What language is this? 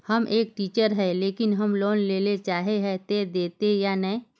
Magahi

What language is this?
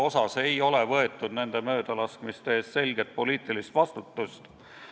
Estonian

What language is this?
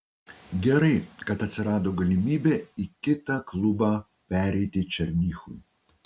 Lithuanian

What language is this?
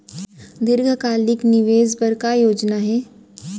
Chhattisgarhi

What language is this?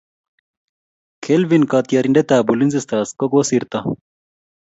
Kalenjin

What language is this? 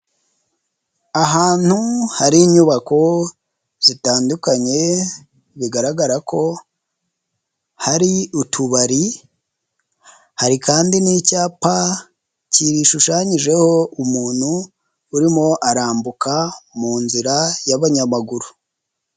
Kinyarwanda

